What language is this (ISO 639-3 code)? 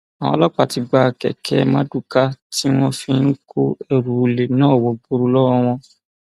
yor